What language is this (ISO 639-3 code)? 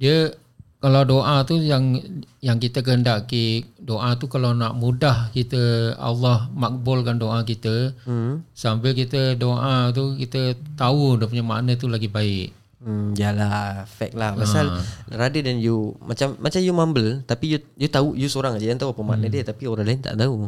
msa